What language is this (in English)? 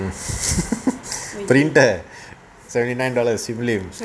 English